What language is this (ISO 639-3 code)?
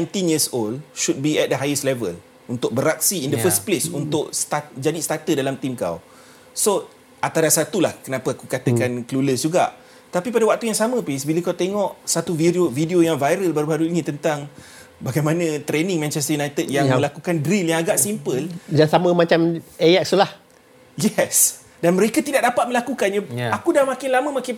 msa